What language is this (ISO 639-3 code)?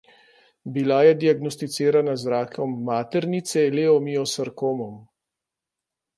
slv